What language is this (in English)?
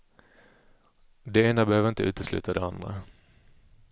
Swedish